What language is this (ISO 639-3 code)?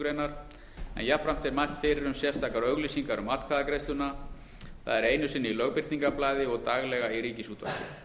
isl